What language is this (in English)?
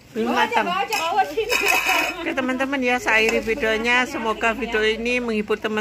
Indonesian